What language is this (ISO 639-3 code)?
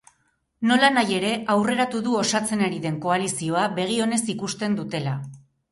eus